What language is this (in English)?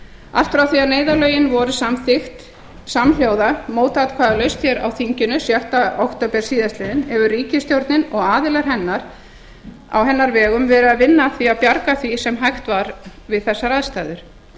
Icelandic